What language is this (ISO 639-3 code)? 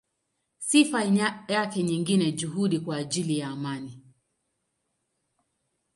swa